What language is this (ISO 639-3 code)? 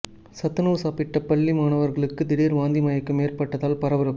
tam